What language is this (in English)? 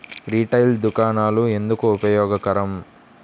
Telugu